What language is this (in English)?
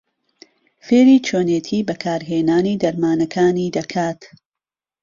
Central Kurdish